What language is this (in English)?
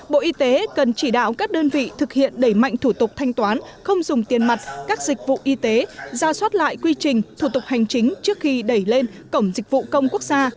Vietnamese